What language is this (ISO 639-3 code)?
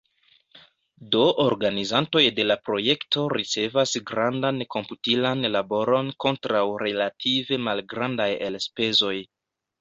epo